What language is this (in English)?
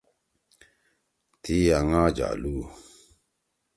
Torwali